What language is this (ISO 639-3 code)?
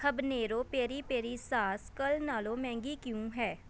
pan